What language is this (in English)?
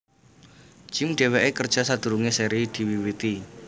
Javanese